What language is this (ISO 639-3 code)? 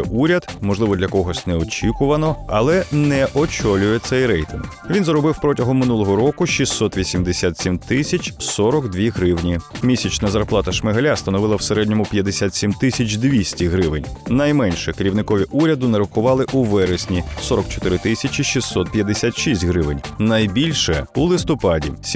ukr